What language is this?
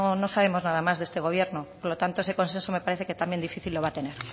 Spanish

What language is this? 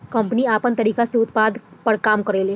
Bhojpuri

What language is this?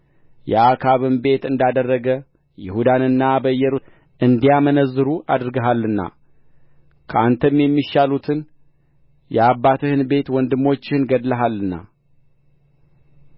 Amharic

